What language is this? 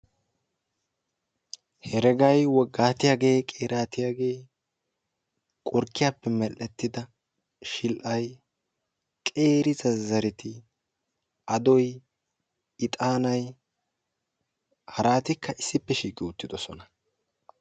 Wolaytta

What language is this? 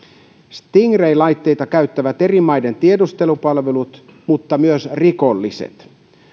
Finnish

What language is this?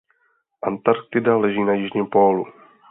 Czech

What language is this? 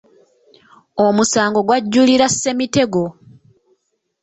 Ganda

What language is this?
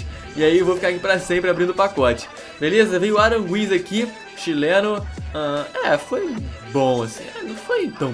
Portuguese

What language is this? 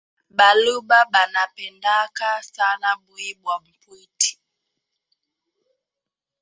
Swahili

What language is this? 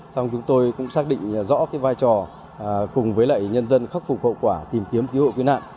Vietnamese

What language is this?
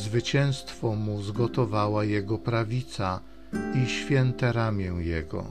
Polish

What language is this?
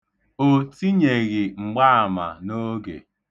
Igbo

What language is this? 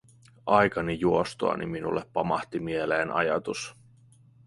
Finnish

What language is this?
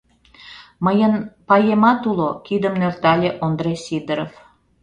Mari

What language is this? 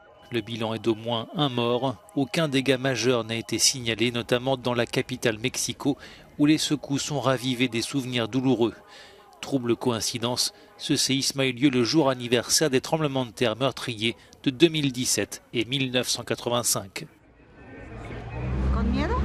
French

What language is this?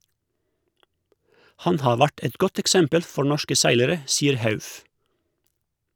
Norwegian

